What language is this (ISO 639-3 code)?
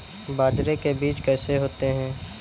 hin